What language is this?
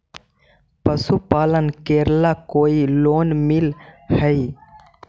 Magahi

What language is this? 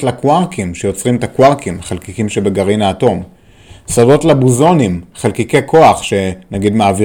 Hebrew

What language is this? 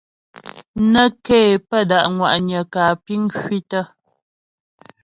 Ghomala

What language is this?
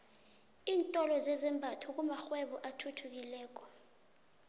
South Ndebele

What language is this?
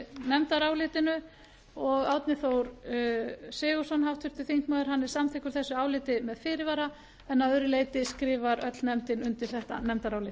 Icelandic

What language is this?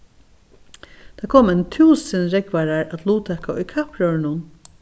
Faroese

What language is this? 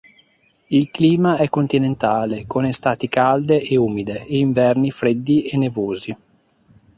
Italian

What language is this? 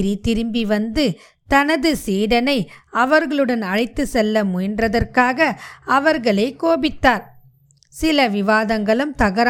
Tamil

